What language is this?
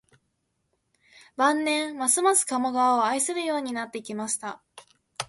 Japanese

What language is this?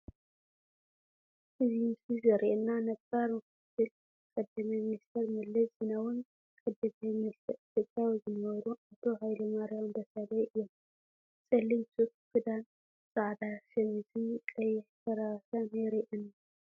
Tigrinya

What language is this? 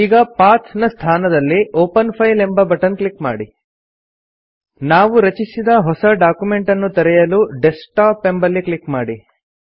Kannada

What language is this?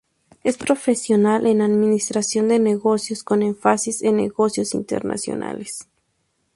Spanish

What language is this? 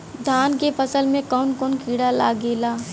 Bhojpuri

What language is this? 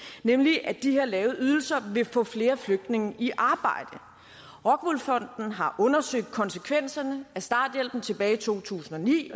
Danish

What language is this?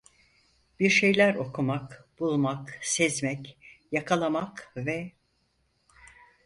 Turkish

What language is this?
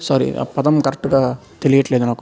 Telugu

